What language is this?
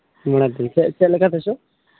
Santali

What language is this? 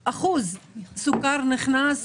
Hebrew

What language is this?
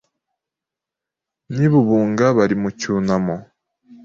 Kinyarwanda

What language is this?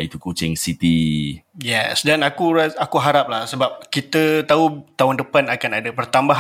Malay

